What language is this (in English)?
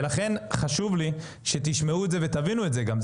Hebrew